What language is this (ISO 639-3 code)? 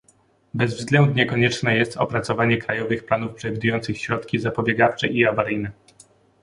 pol